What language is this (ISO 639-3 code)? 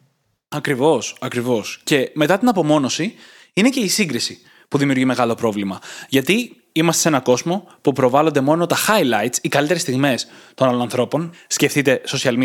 ell